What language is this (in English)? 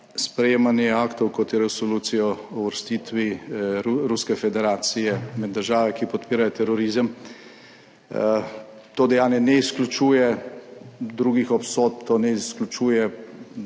Slovenian